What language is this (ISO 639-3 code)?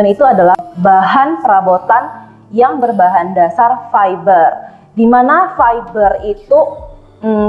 ind